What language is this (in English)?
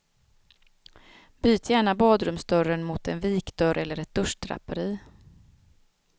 Swedish